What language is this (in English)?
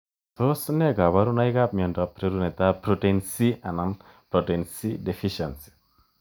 Kalenjin